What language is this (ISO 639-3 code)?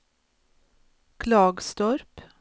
swe